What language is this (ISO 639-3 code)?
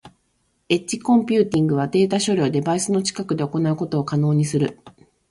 jpn